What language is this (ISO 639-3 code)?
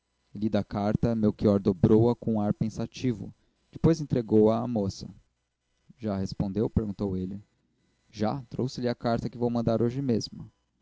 por